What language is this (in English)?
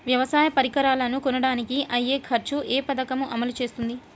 Telugu